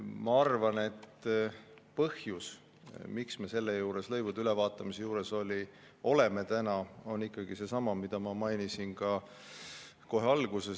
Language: Estonian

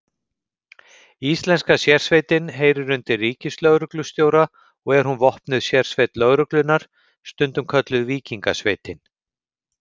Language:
Icelandic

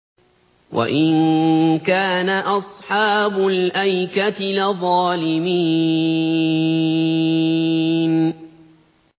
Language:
Arabic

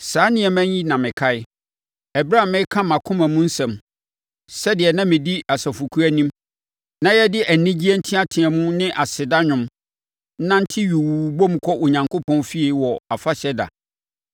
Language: Akan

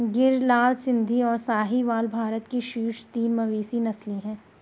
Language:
Hindi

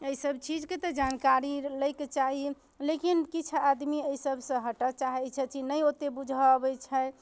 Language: Maithili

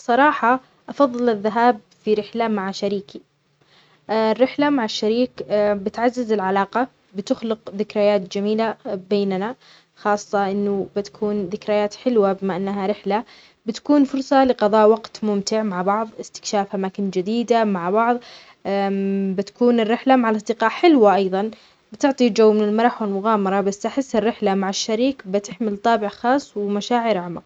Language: Omani Arabic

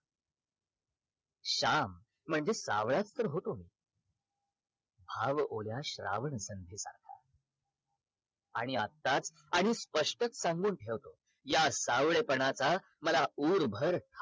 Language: Marathi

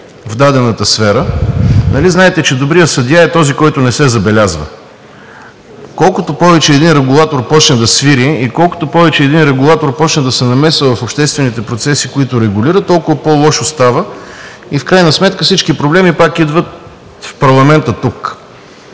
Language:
Bulgarian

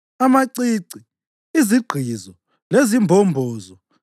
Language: North Ndebele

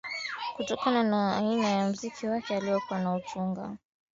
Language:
Swahili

